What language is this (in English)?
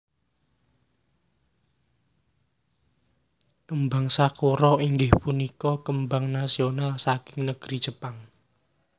Javanese